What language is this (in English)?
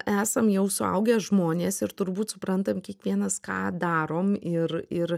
Lithuanian